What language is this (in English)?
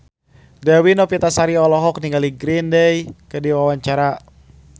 Sundanese